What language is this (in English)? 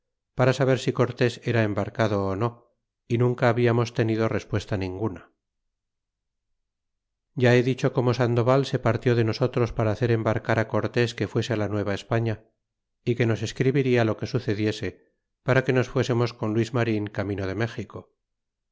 Spanish